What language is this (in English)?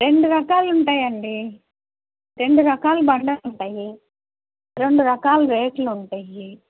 Telugu